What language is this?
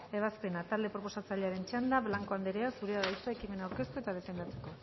Basque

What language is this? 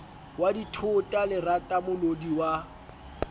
Southern Sotho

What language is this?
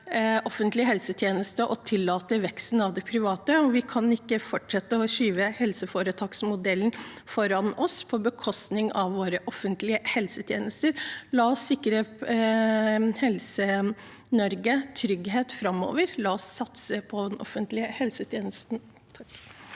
Norwegian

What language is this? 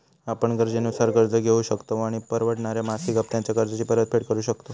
Marathi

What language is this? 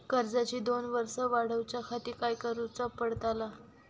Marathi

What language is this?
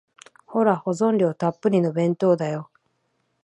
Japanese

